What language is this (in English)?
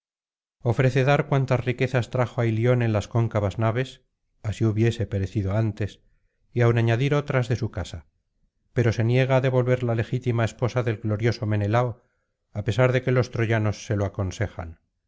Spanish